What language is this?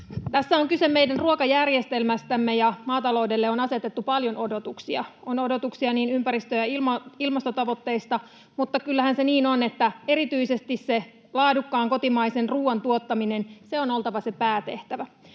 Finnish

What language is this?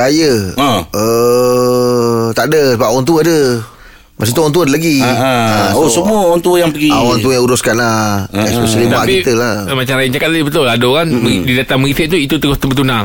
Malay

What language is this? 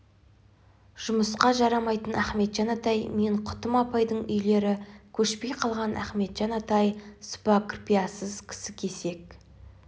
Kazakh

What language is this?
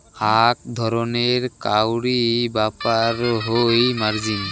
Bangla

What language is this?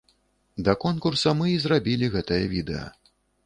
Belarusian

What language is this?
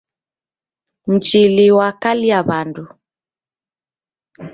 Taita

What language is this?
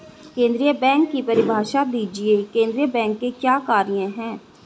Hindi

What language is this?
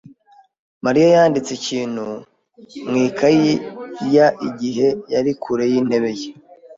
Kinyarwanda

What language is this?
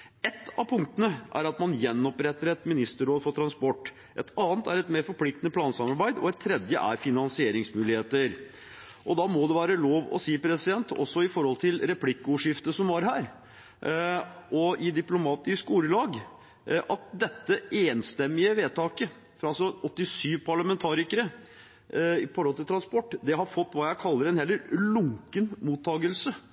Norwegian Bokmål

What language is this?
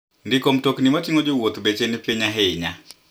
Luo (Kenya and Tanzania)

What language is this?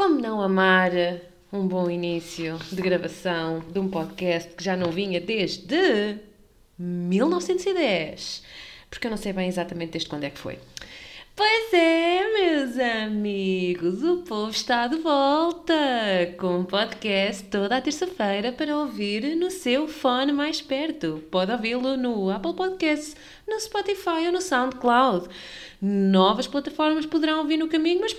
Portuguese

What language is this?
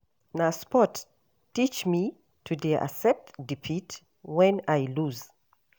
Nigerian Pidgin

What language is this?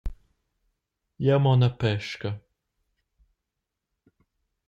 Romansh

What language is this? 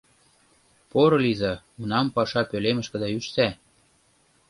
Mari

